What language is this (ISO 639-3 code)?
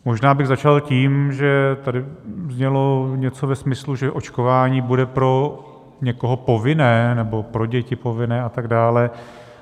ces